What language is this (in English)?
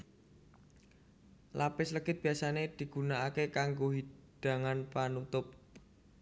Javanese